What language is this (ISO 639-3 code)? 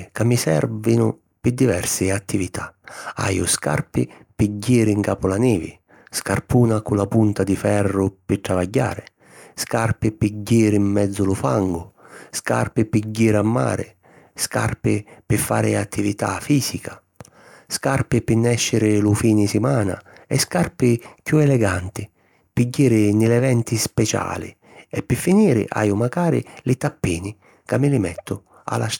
scn